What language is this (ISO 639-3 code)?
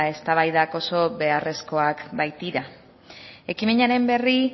eus